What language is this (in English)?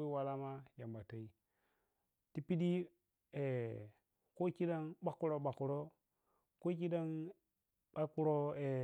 Piya-Kwonci